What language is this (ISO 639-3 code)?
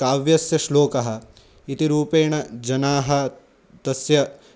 san